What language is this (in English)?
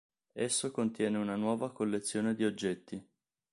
Italian